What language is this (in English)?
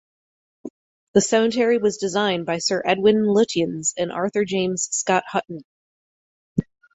English